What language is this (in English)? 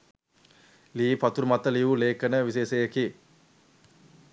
Sinhala